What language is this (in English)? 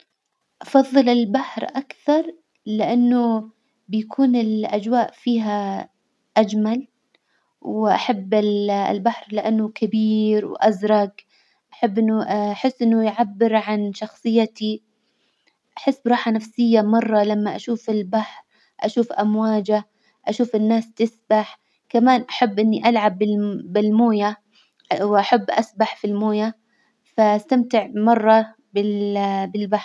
Hijazi Arabic